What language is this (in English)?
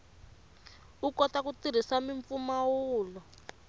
Tsonga